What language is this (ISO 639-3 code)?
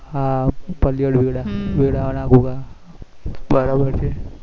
guj